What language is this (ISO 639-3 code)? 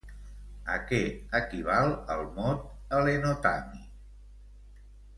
cat